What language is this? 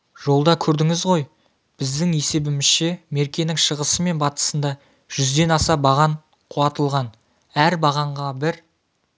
Kazakh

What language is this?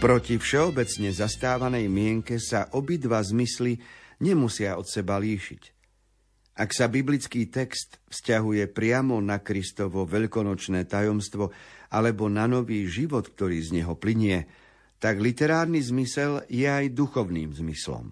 Slovak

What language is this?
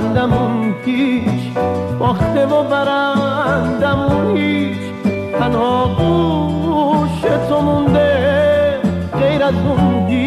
Persian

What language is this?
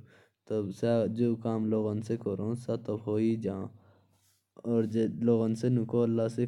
Jaunsari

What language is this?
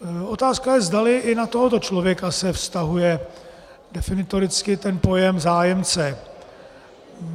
Czech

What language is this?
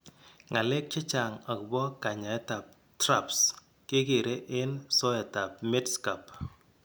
Kalenjin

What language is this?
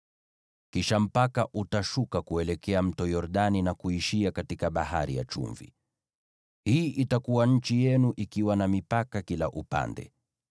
Swahili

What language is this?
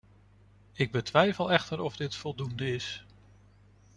Dutch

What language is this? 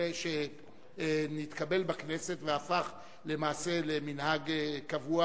Hebrew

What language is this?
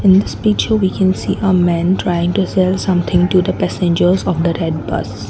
English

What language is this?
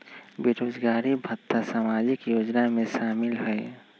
Magahi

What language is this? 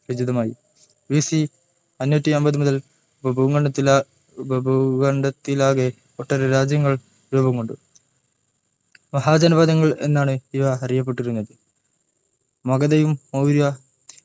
Malayalam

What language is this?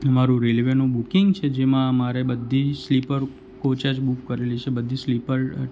Gujarati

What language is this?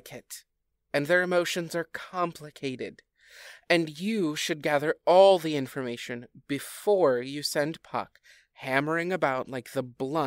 English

